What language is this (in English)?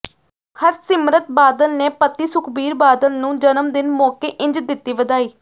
Punjabi